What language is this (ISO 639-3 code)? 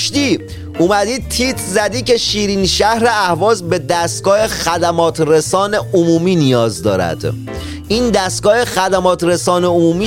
fas